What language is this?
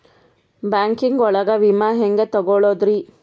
Kannada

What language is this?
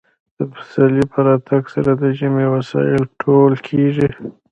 Pashto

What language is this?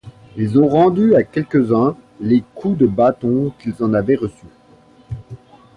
French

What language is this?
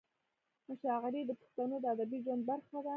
Pashto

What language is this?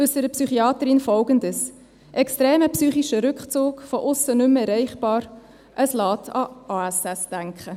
Swiss German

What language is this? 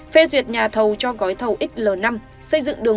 Vietnamese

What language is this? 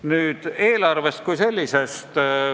Estonian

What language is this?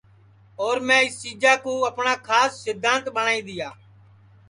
Sansi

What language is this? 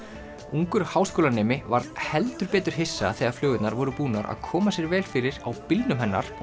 Icelandic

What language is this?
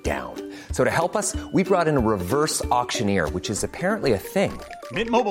Filipino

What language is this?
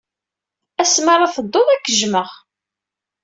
Kabyle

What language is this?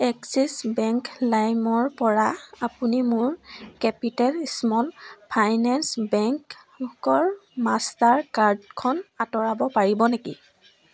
Assamese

